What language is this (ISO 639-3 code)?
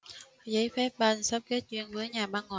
vie